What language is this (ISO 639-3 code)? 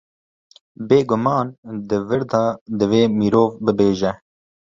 kur